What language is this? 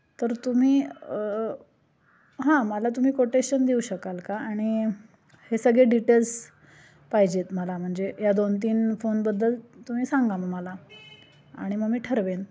Marathi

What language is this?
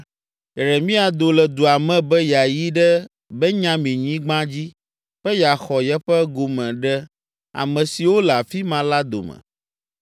Ewe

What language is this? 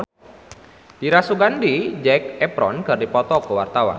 Sundanese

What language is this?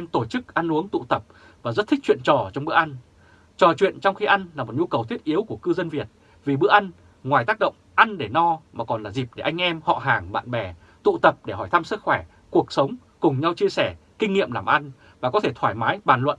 Vietnamese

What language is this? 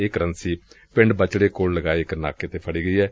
Punjabi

